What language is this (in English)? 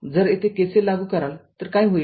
Marathi